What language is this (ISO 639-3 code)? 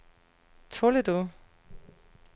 dan